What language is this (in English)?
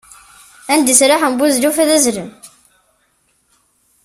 Kabyle